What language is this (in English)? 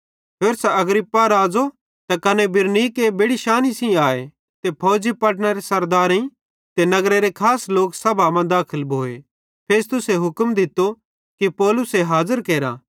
Bhadrawahi